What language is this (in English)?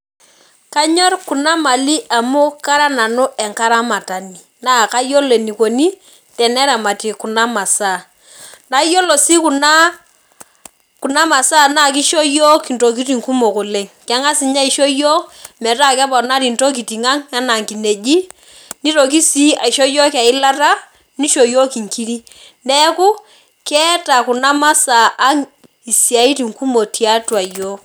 Masai